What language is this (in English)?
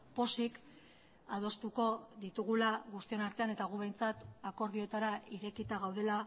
Basque